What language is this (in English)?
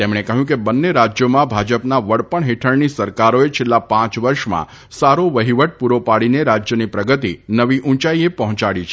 Gujarati